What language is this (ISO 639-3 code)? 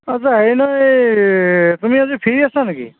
asm